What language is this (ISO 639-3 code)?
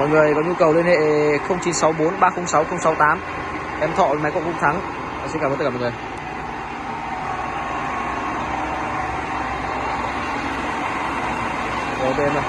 vie